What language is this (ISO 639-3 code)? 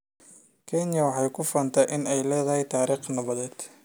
som